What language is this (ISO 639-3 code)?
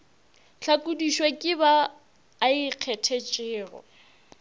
nso